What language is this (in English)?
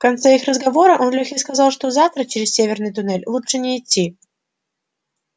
Russian